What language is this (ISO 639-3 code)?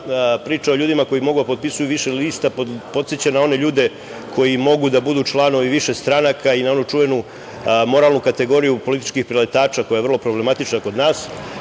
srp